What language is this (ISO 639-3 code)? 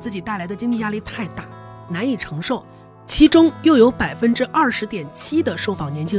zho